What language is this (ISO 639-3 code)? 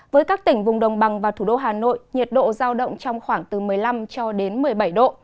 vie